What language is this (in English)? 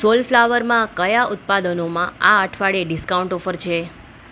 Gujarati